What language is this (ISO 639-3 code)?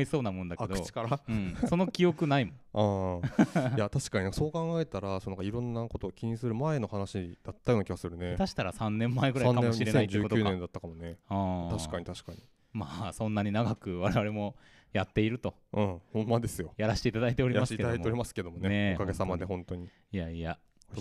jpn